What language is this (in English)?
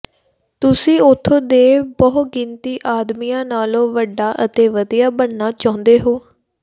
Punjabi